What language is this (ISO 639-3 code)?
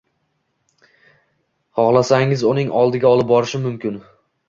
uzb